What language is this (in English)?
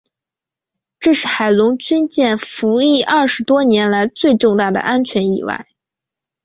Chinese